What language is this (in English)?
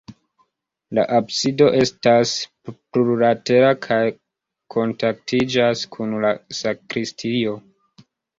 Esperanto